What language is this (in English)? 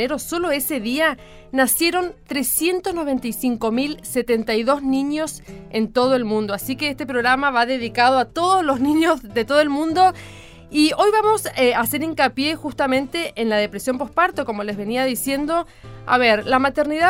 Spanish